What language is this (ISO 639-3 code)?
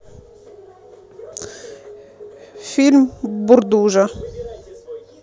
rus